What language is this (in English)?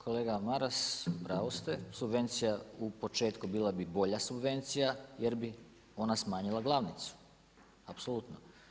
Croatian